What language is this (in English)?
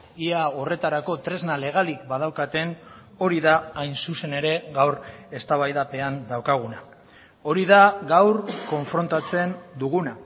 Basque